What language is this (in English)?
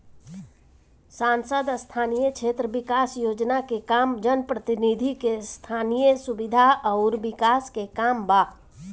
Bhojpuri